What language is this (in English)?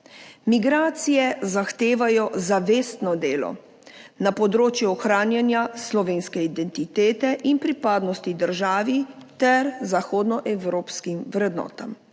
Slovenian